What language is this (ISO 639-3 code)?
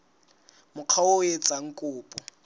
sot